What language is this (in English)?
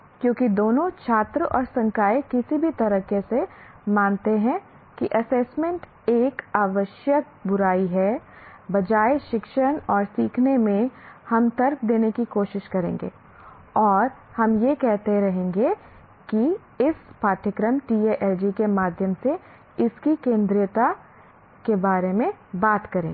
Hindi